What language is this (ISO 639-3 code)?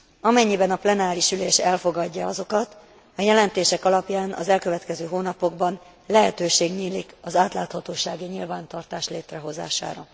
hun